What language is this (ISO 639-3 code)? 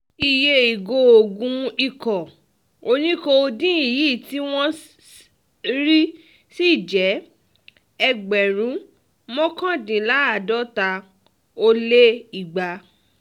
yor